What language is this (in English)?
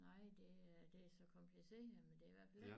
Danish